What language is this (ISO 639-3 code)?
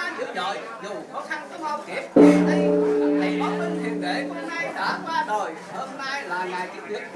vie